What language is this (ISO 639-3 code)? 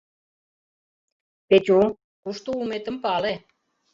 chm